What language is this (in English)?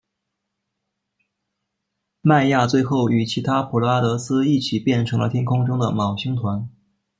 Chinese